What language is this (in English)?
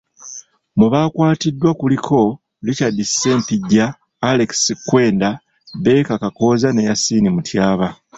Ganda